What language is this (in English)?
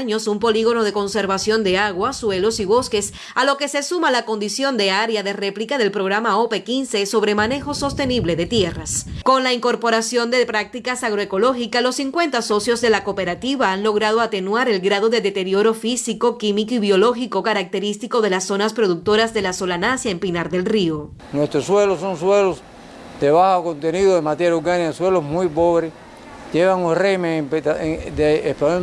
Spanish